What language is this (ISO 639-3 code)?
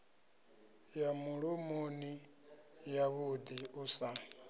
ven